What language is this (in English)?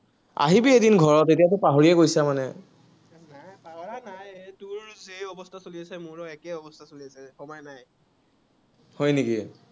Assamese